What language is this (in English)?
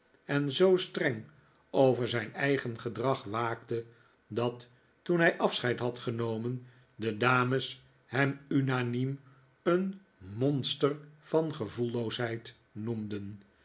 Dutch